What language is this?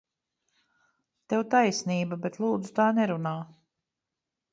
Latvian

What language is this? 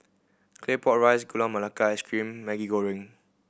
English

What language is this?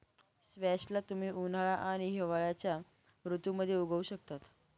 Marathi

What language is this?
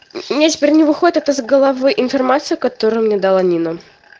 Russian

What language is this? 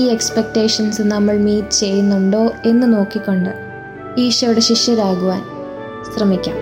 Malayalam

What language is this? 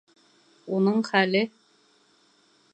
Bashkir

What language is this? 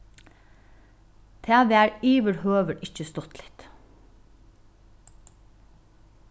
Faroese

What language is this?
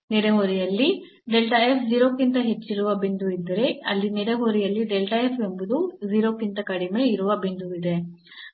Kannada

